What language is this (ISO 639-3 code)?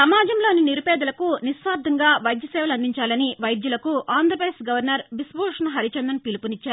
tel